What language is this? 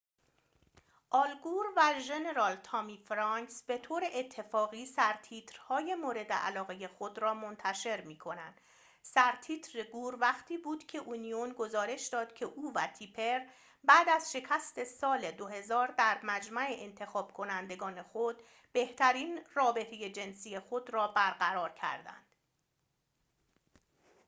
Persian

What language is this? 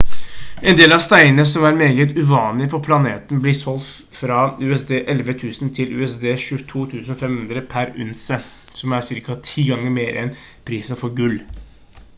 Norwegian Bokmål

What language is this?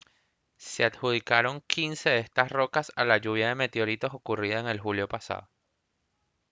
Spanish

